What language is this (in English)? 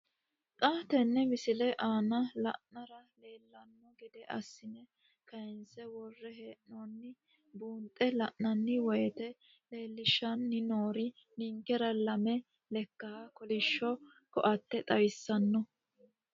Sidamo